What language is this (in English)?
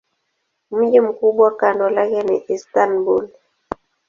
Swahili